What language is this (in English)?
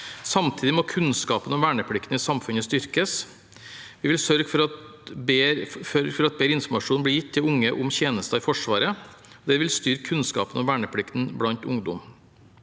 Norwegian